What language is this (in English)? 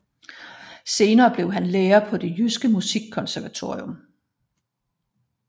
Danish